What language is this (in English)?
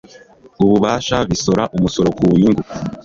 Kinyarwanda